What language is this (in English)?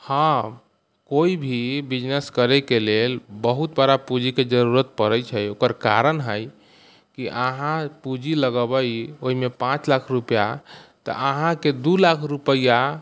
Maithili